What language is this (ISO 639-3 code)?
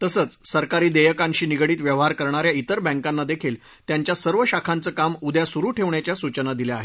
mar